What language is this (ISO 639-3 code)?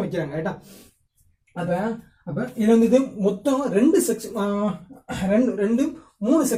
tam